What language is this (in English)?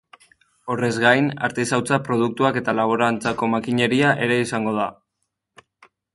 Basque